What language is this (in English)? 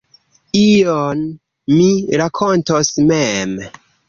Esperanto